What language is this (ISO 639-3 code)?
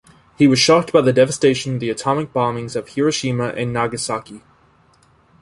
eng